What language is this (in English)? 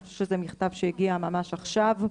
Hebrew